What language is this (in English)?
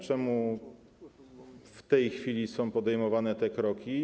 Polish